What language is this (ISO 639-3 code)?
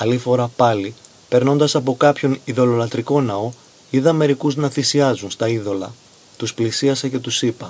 ell